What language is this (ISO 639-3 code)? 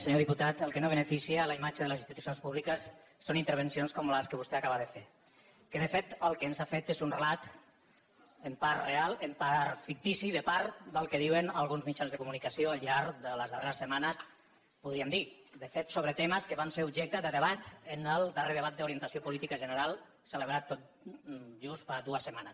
cat